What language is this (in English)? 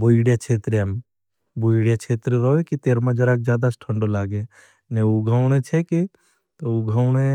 Bhili